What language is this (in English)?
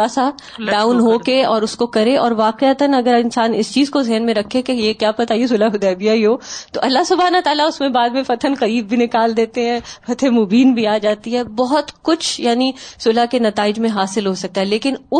Urdu